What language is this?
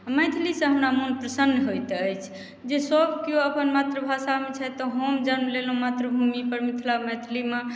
Maithili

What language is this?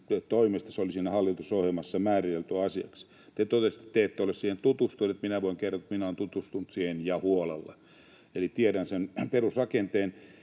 Finnish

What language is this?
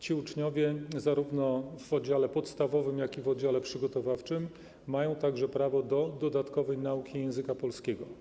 Polish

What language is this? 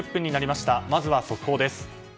Japanese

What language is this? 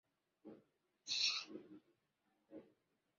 Swahili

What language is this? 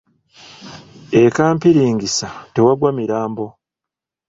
Ganda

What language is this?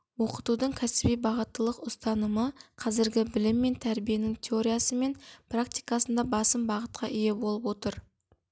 Kazakh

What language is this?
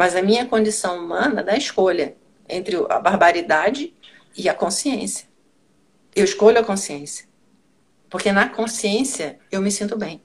Portuguese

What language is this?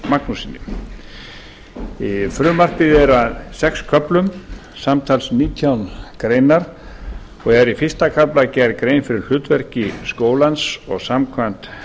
Icelandic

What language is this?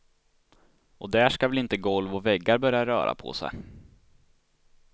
Swedish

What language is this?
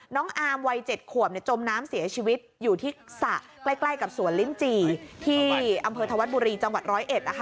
Thai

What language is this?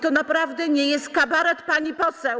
Polish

